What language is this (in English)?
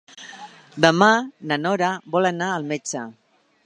Catalan